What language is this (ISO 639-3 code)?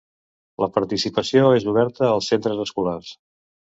cat